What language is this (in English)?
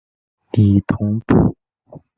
Chinese